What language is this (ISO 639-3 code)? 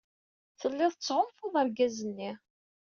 kab